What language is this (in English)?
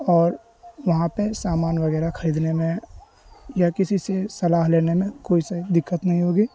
Urdu